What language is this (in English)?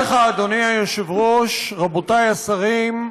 Hebrew